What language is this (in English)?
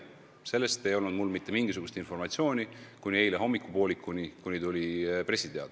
Estonian